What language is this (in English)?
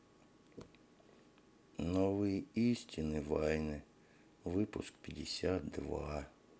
Russian